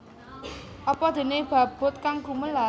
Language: Javanese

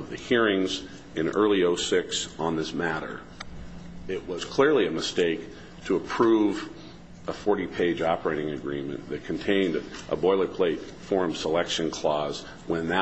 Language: English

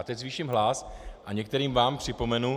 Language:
Czech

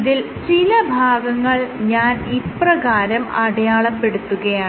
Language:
Malayalam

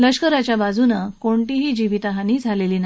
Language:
Marathi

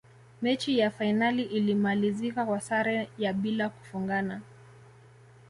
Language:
Swahili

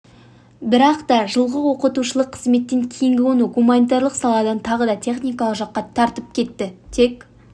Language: Kazakh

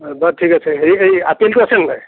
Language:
Assamese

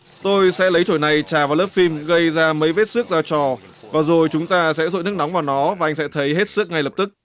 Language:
Vietnamese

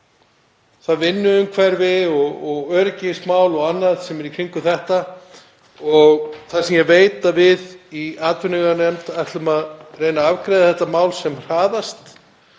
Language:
Icelandic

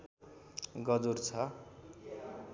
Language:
Nepali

